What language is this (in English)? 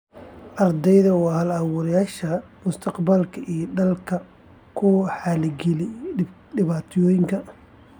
Somali